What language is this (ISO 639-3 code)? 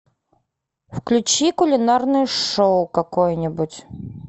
rus